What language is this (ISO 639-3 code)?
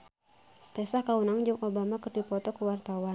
sun